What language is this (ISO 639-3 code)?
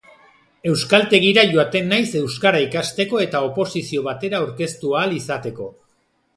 eus